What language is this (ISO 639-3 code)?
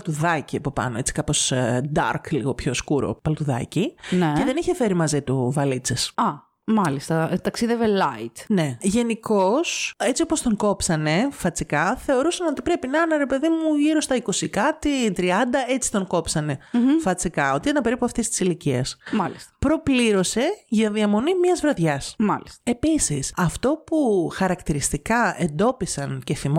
ell